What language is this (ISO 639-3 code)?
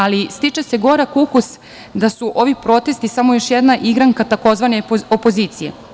srp